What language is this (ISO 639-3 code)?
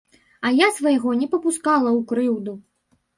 bel